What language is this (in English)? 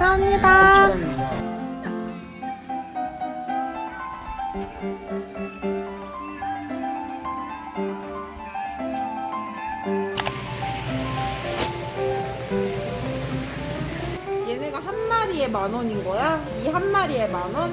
Korean